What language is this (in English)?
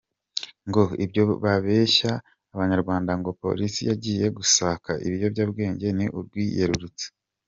Kinyarwanda